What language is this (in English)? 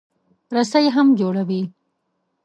Pashto